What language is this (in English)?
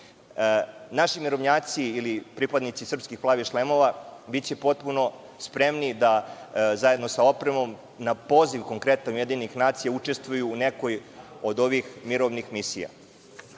Serbian